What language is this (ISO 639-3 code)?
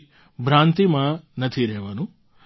guj